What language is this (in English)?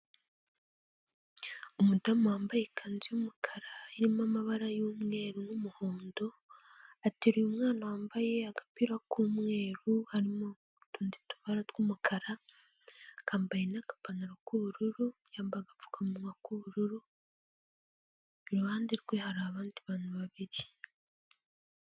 Kinyarwanda